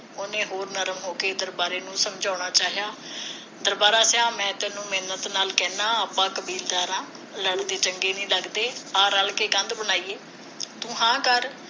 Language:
Punjabi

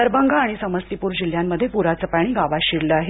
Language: Marathi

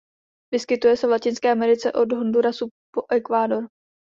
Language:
Czech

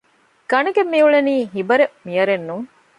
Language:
Divehi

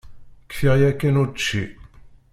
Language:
Kabyle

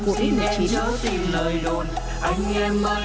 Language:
Vietnamese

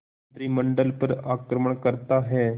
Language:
Hindi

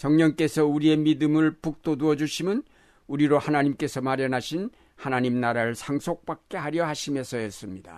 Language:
Korean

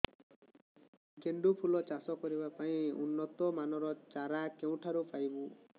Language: Odia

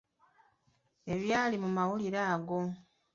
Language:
Ganda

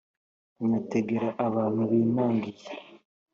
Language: Kinyarwanda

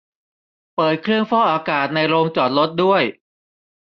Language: Thai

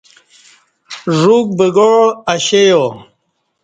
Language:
Kati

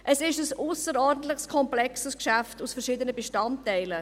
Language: Swiss German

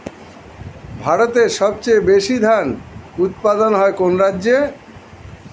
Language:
Bangla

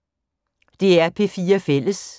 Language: Danish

